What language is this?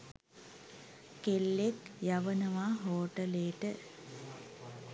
Sinhala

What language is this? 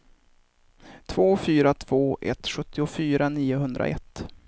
Swedish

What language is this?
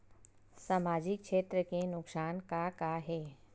Chhattisgarhi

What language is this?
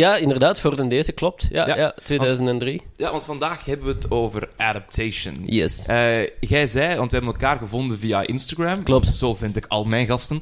Dutch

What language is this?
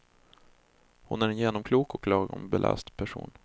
Swedish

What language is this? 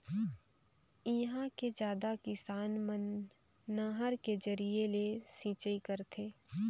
Chhattisgarhi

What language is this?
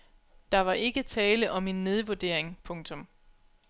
Danish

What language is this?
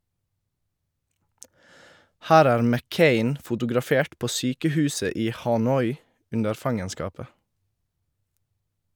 Norwegian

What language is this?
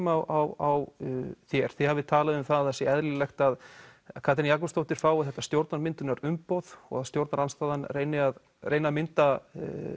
Icelandic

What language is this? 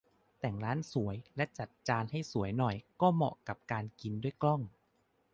Thai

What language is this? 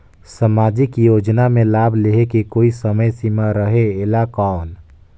Chhattisgarhi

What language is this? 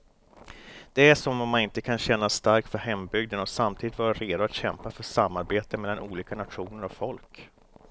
Swedish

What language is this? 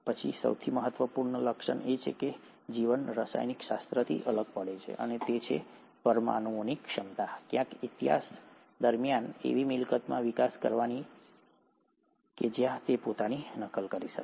Gujarati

